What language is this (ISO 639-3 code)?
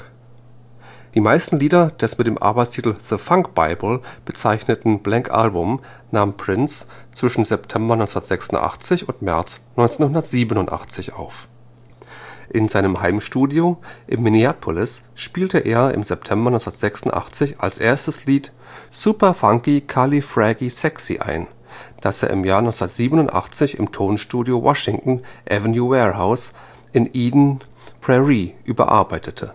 deu